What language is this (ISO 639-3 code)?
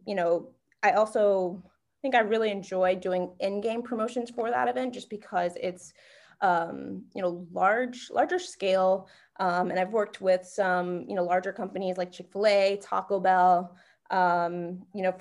eng